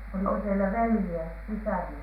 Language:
Finnish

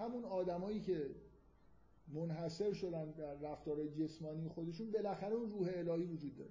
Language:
Persian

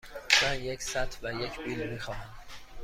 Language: Persian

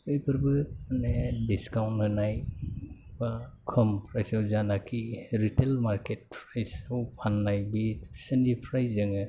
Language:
Bodo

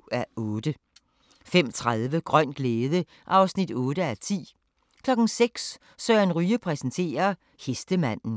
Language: Danish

